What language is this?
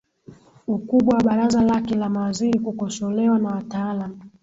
Swahili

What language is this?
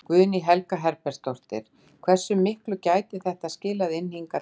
Icelandic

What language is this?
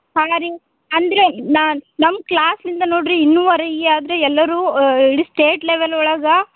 Kannada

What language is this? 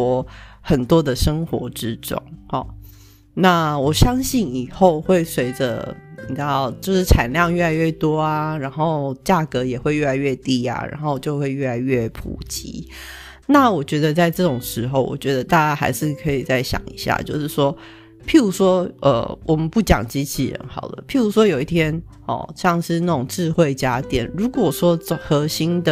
Chinese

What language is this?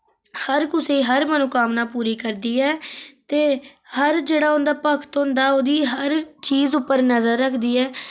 Dogri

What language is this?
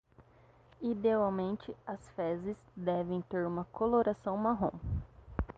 Portuguese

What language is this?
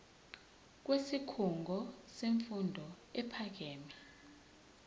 Zulu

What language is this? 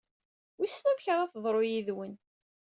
Kabyle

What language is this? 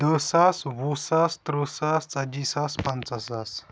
Kashmiri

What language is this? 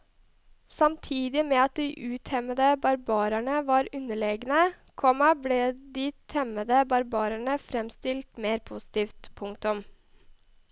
Norwegian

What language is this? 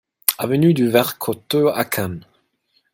French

